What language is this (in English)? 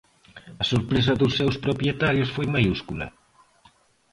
Galician